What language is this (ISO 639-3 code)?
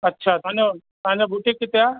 snd